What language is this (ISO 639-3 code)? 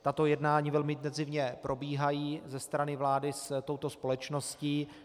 ces